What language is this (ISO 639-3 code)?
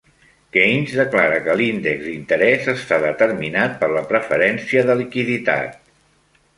cat